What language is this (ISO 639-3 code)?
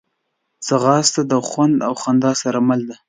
pus